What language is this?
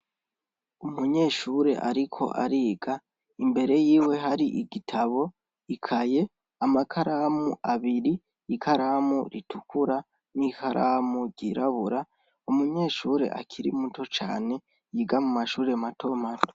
Rundi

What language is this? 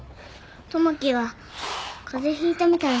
Japanese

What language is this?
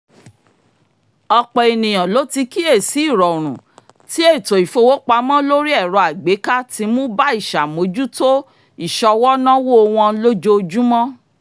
Yoruba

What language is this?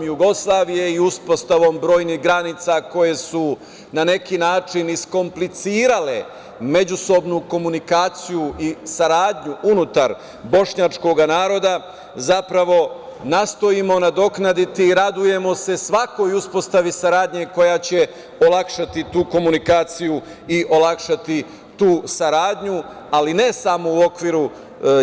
Serbian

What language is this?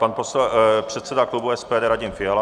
Czech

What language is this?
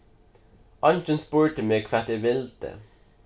Faroese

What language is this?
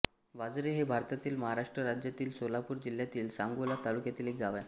Marathi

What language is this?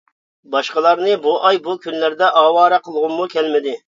Uyghur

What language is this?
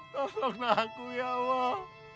Indonesian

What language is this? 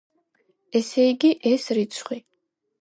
Georgian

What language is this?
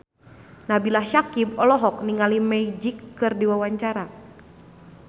Sundanese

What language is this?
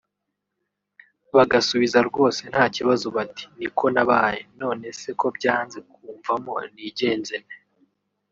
Kinyarwanda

